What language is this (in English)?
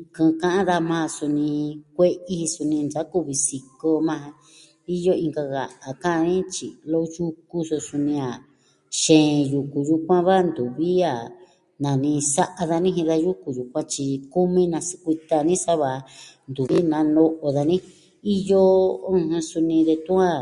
Southwestern Tlaxiaco Mixtec